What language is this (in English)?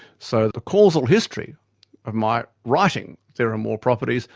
English